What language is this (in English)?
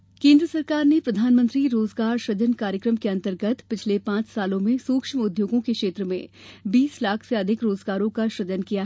Hindi